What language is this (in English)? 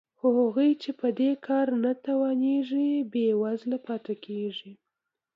Pashto